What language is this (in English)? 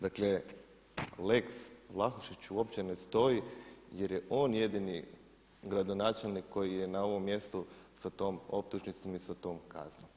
Croatian